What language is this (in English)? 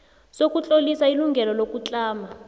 South Ndebele